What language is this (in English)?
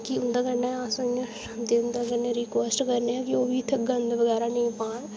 Dogri